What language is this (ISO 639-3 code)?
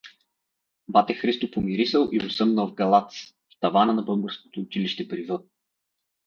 bul